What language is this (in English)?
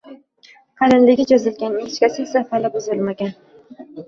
Uzbek